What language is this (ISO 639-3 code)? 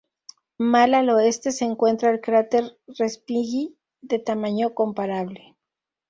spa